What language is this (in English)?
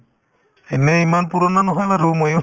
Assamese